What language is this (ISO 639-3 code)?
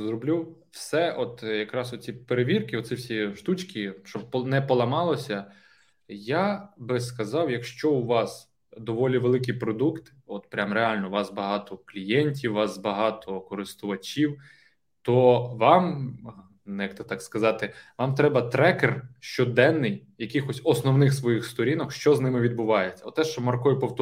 ukr